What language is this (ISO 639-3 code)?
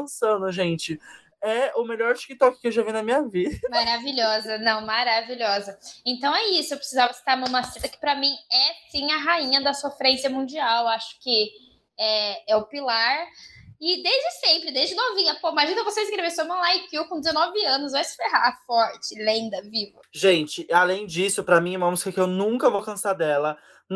por